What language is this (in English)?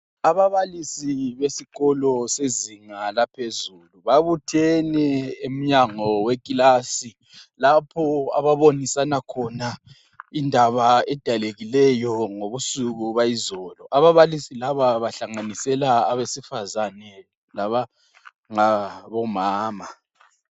North Ndebele